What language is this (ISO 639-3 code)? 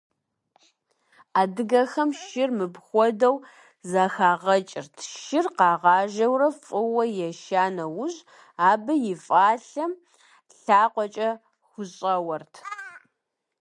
kbd